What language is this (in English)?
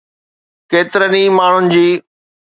Sindhi